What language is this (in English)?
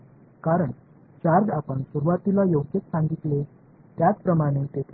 Marathi